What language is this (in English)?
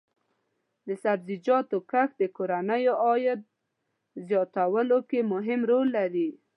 Pashto